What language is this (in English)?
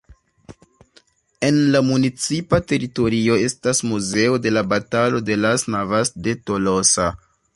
Esperanto